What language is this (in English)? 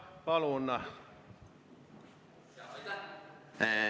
Estonian